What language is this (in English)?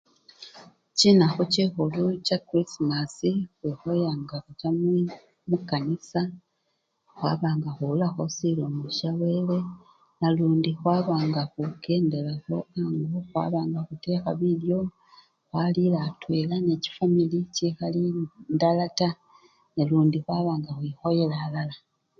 Luyia